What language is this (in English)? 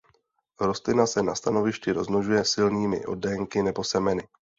Czech